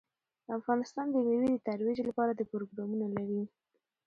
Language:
Pashto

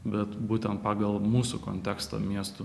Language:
Lithuanian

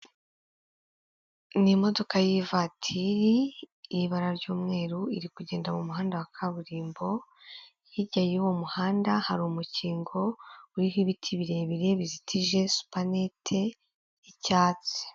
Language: Kinyarwanda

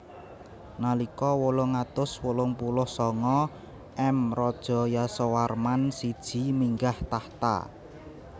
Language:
Javanese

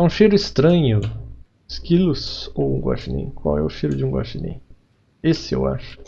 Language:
Portuguese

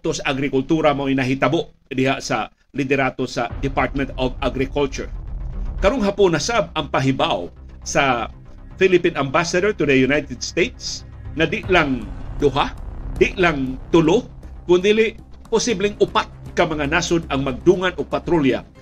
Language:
Filipino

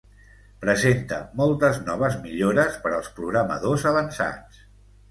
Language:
Catalan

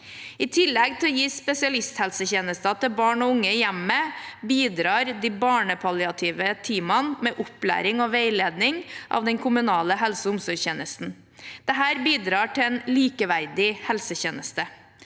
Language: Norwegian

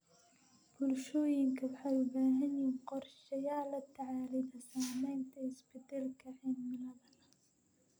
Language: Somali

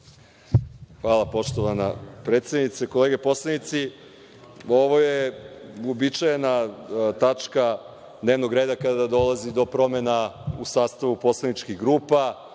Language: Serbian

